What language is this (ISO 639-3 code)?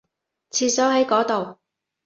yue